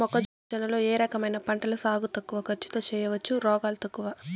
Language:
Telugu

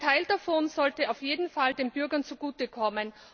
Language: German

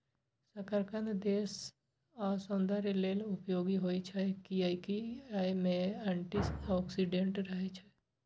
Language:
Maithili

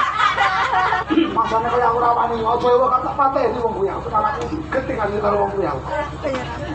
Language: Indonesian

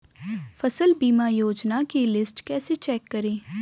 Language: Hindi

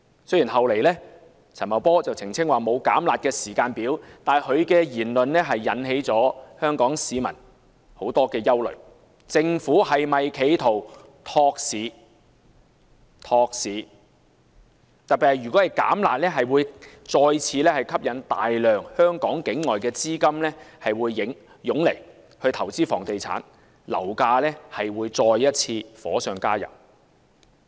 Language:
Cantonese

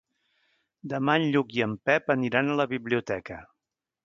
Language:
Catalan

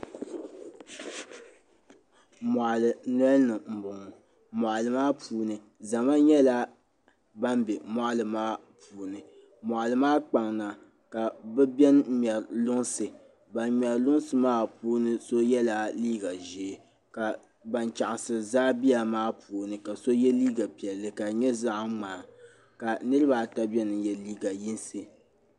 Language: Dagbani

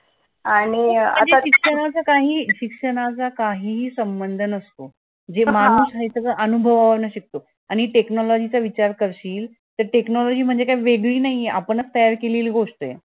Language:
Marathi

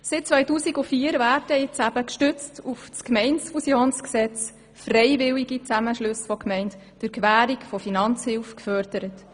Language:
Swiss German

